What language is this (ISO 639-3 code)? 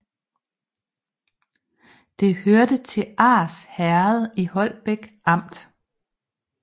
dan